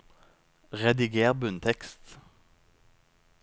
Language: Norwegian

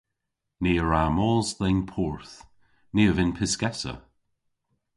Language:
Cornish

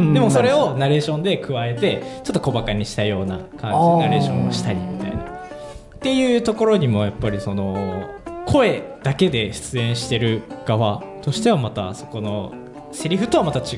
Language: Japanese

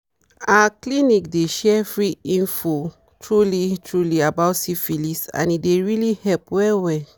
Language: Nigerian Pidgin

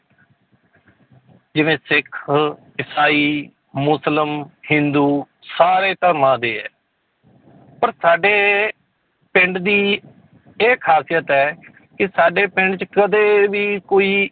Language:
Punjabi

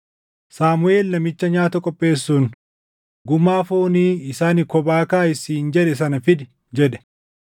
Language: Oromo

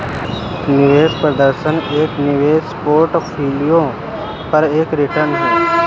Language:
Hindi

